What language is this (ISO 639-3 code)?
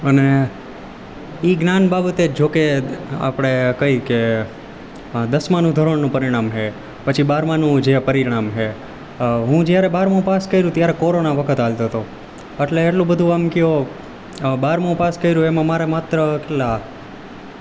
guj